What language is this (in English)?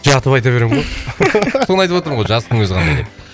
Kazakh